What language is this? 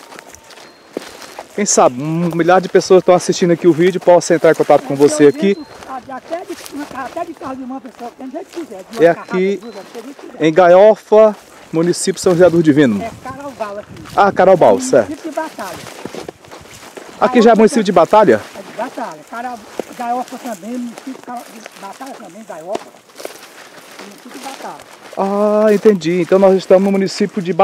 Portuguese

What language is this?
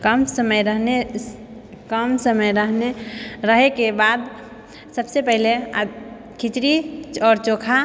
Maithili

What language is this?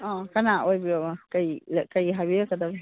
Manipuri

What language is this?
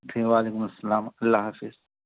Urdu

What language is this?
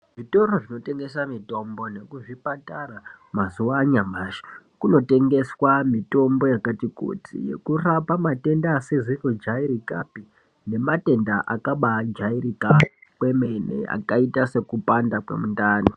Ndau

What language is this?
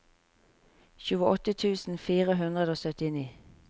Norwegian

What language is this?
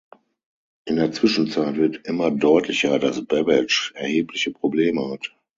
German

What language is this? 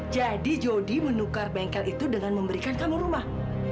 Indonesian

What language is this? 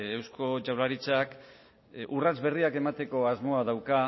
Basque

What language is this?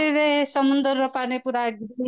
Odia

